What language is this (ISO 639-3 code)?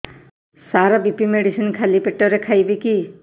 ori